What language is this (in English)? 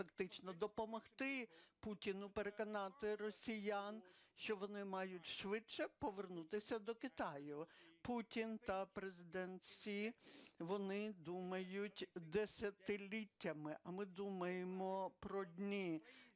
Ukrainian